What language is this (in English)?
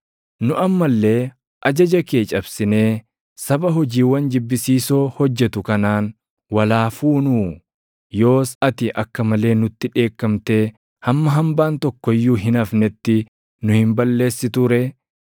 Oromo